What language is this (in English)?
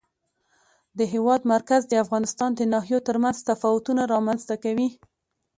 Pashto